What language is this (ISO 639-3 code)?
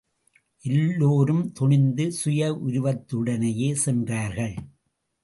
tam